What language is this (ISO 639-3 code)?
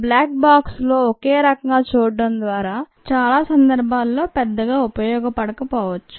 tel